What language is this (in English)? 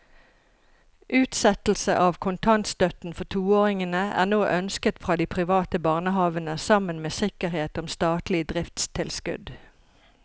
Norwegian